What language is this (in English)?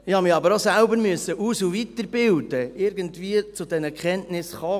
Swiss German